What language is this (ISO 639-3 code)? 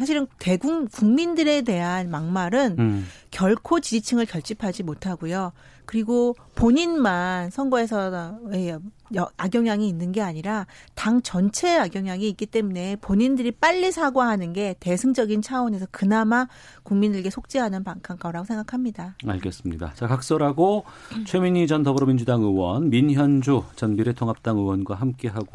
kor